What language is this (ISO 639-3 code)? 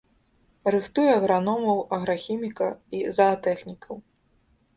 bel